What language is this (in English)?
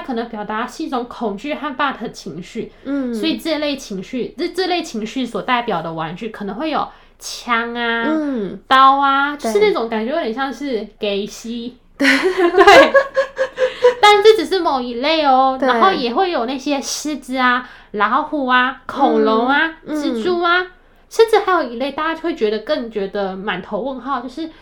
Chinese